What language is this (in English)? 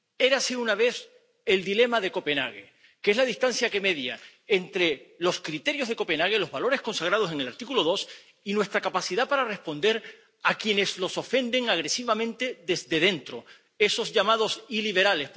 Spanish